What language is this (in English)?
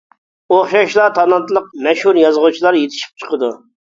Uyghur